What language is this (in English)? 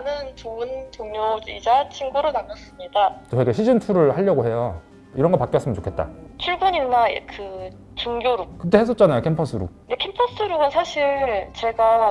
Korean